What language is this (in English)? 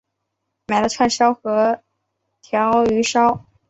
Chinese